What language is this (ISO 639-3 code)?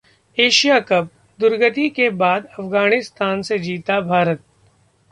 hin